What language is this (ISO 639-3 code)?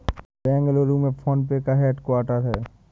hin